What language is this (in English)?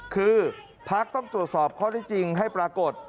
Thai